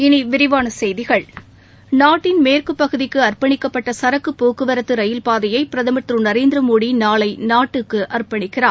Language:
Tamil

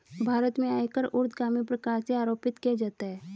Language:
Hindi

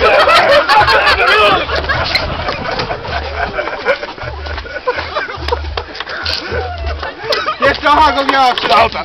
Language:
Polish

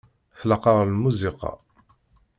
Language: Kabyle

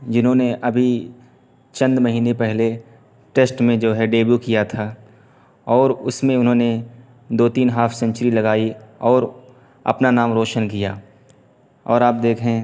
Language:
Urdu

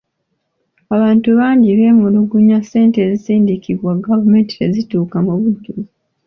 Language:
Ganda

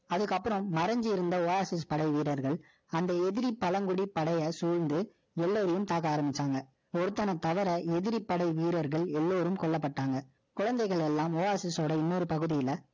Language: Tamil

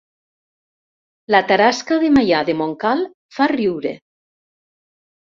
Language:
Catalan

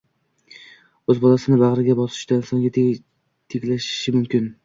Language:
Uzbek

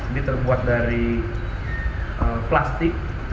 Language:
Indonesian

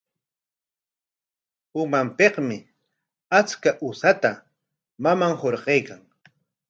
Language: Corongo Ancash Quechua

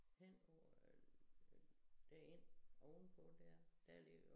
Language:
Danish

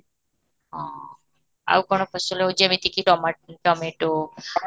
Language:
Odia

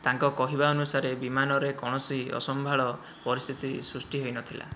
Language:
Odia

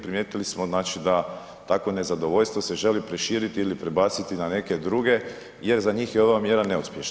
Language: Croatian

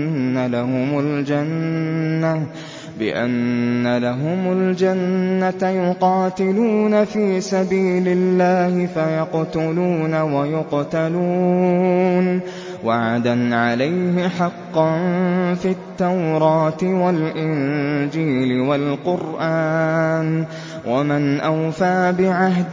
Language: Arabic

